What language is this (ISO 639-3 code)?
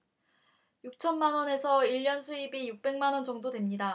kor